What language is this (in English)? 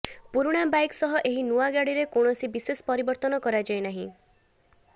Odia